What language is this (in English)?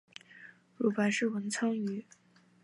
Chinese